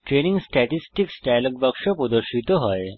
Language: Bangla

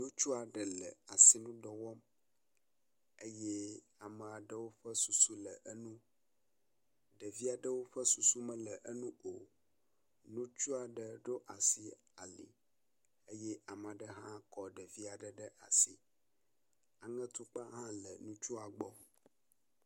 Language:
Ewe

